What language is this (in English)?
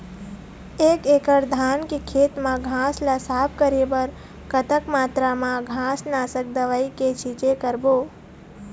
Chhattisgarhi